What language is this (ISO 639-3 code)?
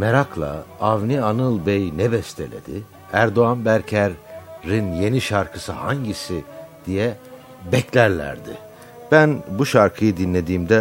tur